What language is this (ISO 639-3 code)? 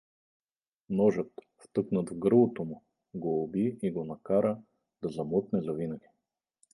bul